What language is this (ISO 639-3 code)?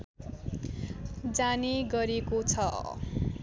nep